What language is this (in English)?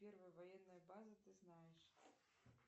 Russian